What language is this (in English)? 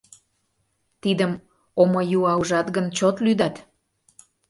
Mari